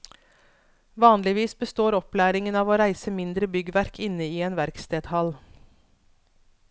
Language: Norwegian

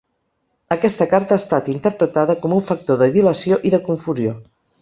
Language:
Catalan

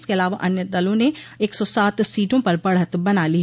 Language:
Hindi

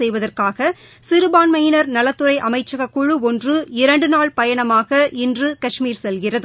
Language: Tamil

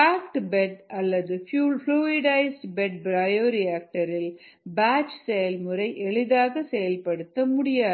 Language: Tamil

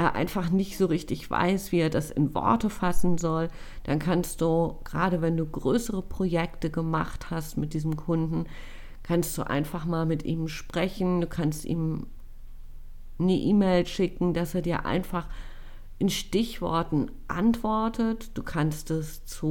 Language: German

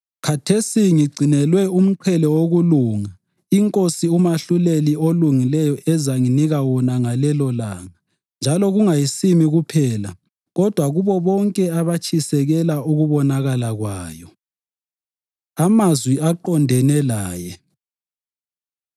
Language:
North Ndebele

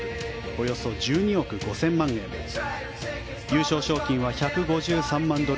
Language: Japanese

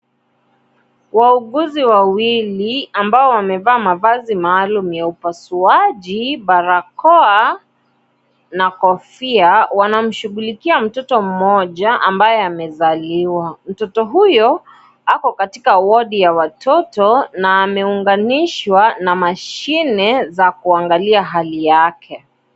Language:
Swahili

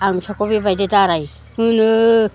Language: Bodo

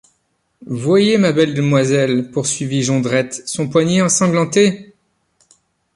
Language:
French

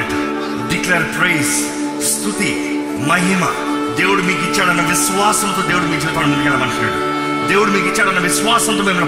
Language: Telugu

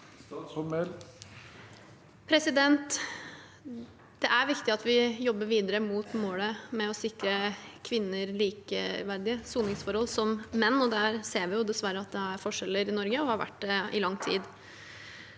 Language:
Norwegian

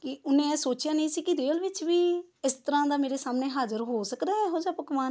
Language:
Punjabi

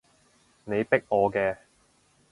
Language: Cantonese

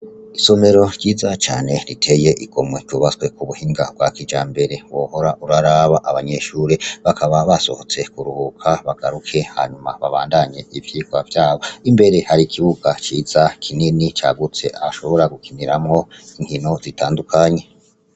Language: Rundi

